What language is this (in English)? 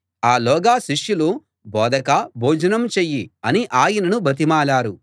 Telugu